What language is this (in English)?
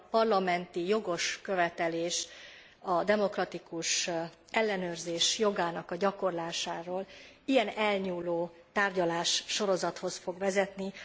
Hungarian